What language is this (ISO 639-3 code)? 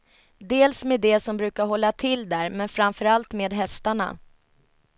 swe